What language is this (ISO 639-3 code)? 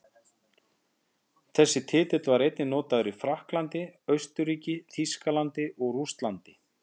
isl